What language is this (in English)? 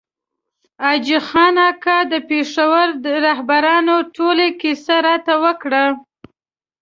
Pashto